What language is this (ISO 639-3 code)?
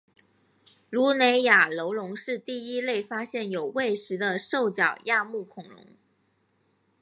zho